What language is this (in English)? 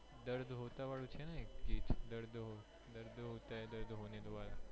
Gujarati